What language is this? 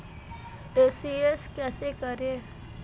Hindi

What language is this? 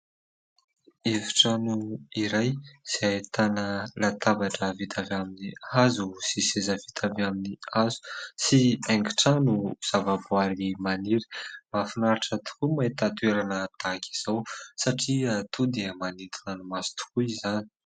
Malagasy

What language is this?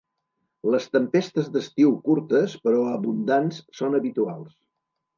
Catalan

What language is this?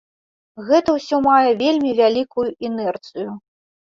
Belarusian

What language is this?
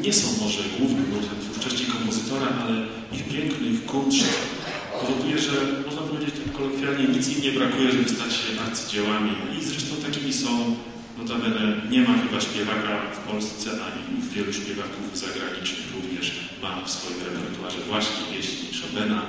Polish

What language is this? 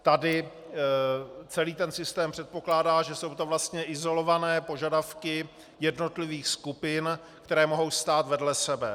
Czech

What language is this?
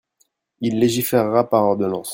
French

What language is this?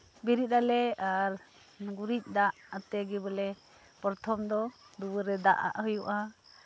Santali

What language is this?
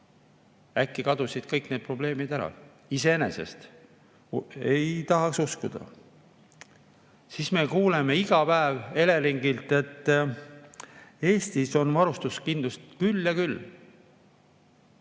Estonian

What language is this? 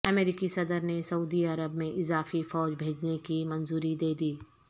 Urdu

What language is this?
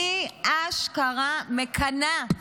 Hebrew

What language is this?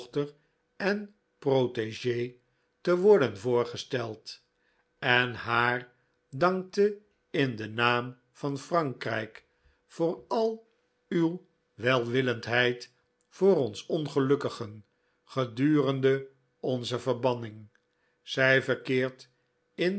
Dutch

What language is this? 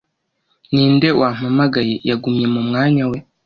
Kinyarwanda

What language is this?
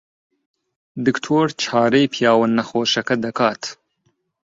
Central Kurdish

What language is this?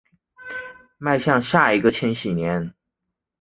Chinese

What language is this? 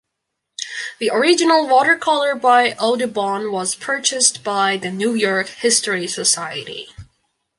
English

